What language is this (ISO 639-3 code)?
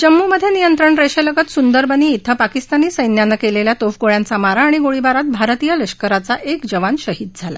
mar